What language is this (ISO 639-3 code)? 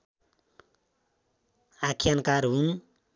nep